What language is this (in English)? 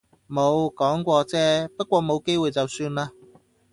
Cantonese